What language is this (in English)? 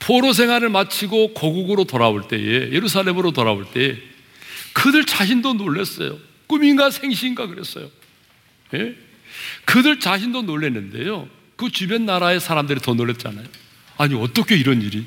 Korean